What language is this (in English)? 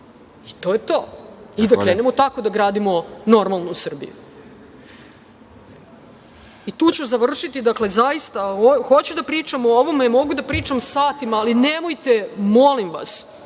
Serbian